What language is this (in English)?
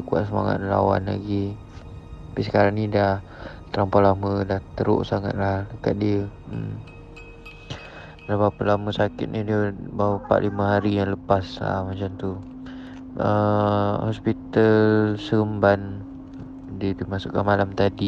Malay